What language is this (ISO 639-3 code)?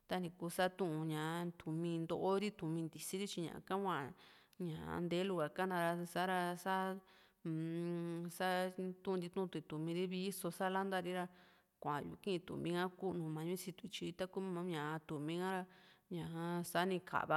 vmc